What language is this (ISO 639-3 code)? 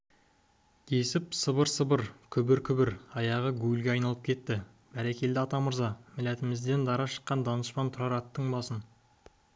kaz